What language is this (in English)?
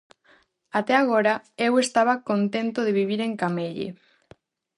Galician